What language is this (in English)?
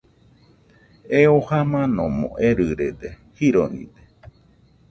Nüpode Huitoto